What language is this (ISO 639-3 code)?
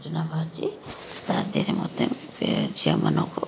ori